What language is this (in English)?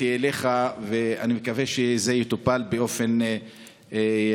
Hebrew